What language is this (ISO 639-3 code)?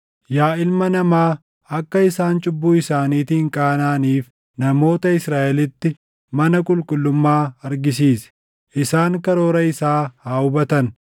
orm